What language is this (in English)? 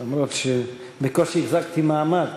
Hebrew